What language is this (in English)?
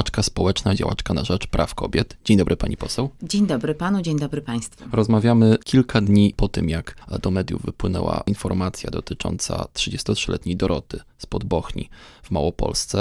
Polish